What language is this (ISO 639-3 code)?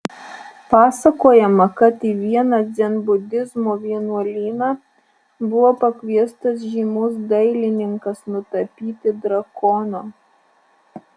lit